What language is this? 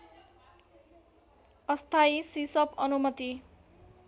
Nepali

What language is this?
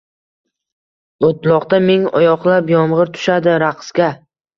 Uzbek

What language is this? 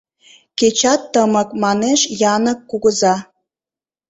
Mari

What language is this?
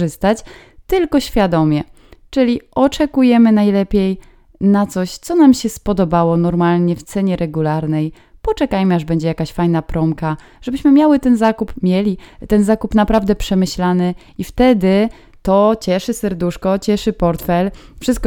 Polish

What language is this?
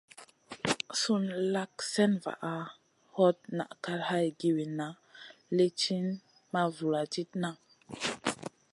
Masana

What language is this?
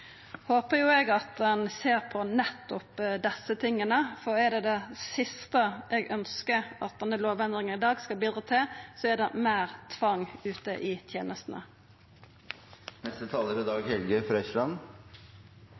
Norwegian Nynorsk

